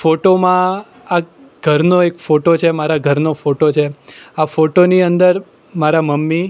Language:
Gujarati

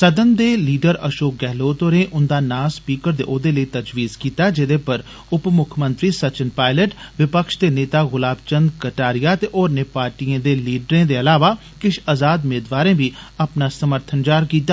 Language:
Dogri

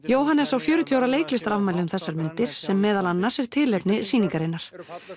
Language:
Icelandic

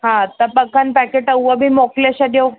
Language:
Sindhi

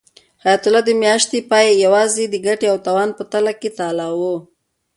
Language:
Pashto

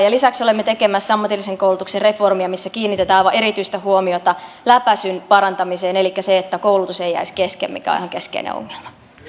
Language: Finnish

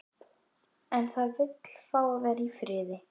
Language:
Icelandic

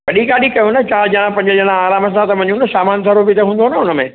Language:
Sindhi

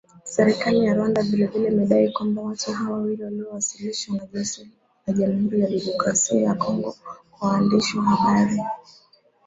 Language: Swahili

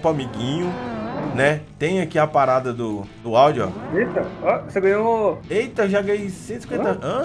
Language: Portuguese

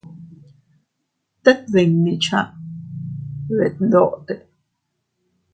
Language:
Teutila Cuicatec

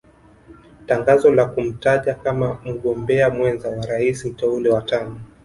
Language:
Swahili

